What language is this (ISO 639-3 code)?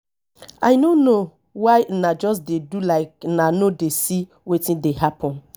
pcm